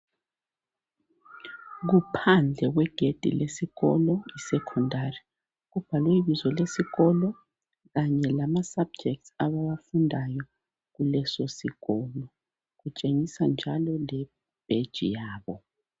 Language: North Ndebele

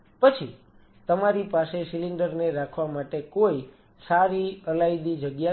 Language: Gujarati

